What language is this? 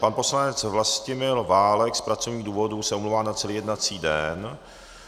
Czech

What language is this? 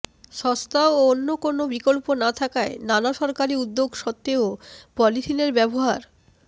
Bangla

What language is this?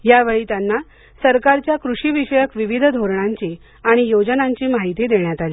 Marathi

